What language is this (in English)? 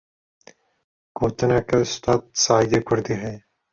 Kurdish